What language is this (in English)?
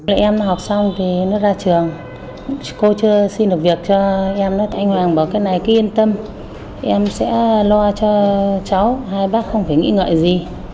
Vietnamese